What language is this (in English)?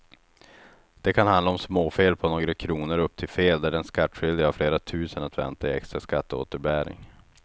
Swedish